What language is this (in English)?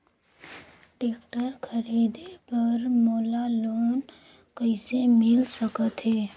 Chhattisgarhi